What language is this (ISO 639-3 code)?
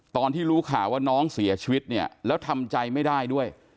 tha